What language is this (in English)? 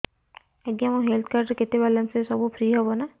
Odia